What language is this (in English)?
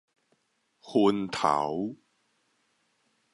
Min Nan Chinese